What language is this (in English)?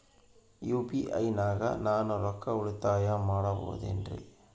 Kannada